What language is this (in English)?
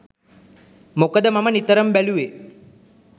Sinhala